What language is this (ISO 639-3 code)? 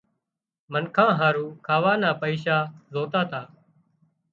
kxp